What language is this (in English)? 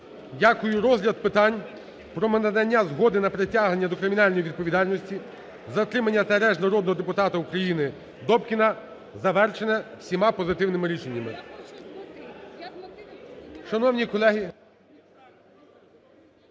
Ukrainian